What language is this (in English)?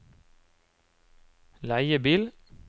Norwegian